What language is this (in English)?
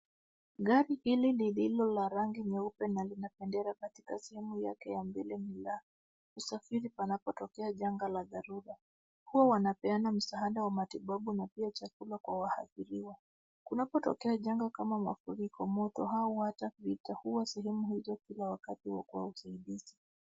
Swahili